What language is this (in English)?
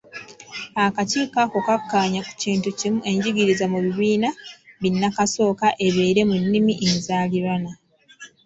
Ganda